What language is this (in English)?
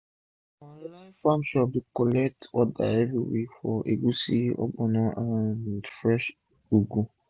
Nigerian Pidgin